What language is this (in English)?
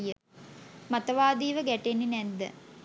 Sinhala